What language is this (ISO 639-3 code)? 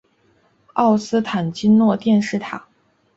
zho